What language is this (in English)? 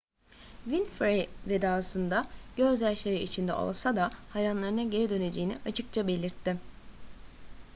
Turkish